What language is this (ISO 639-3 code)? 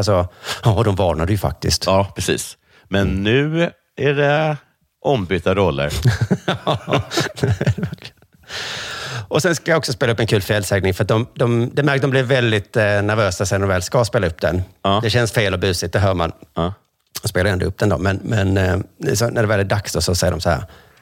swe